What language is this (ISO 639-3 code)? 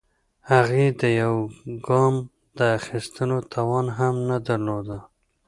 pus